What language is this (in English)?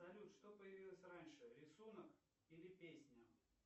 Russian